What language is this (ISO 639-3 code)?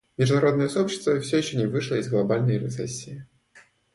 rus